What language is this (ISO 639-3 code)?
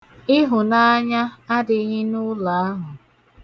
ibo